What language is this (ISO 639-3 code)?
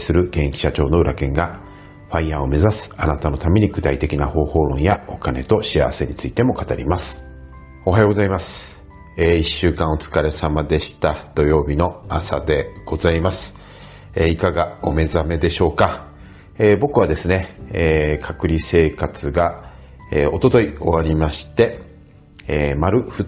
jpn